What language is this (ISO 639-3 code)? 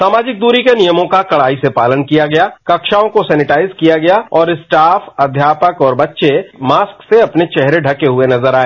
hin